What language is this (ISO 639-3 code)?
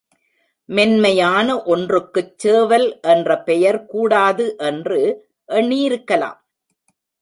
tam